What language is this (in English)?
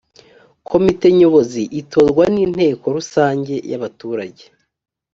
Kinyarwanda